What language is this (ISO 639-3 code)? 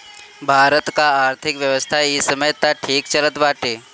bho